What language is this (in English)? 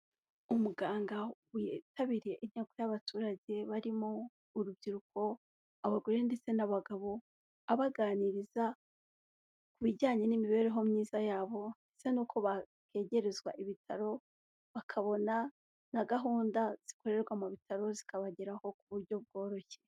Kinyarwanda